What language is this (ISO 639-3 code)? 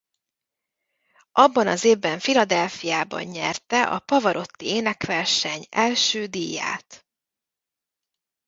hun